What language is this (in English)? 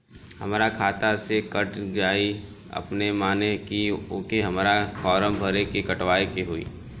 Bhojpuri